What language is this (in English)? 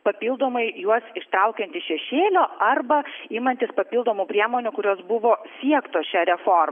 Lithuanian